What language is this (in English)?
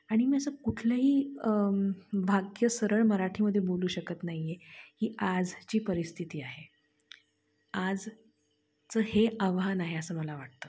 Marathi